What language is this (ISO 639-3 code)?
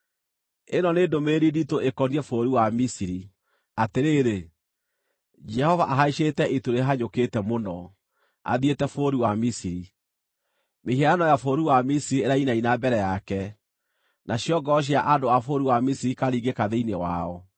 kik